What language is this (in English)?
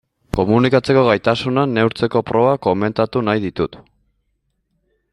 Basque